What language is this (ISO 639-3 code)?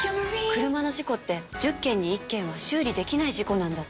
jpn